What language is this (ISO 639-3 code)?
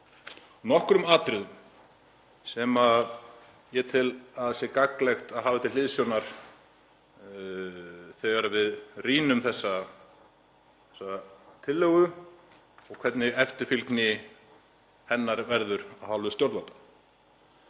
isl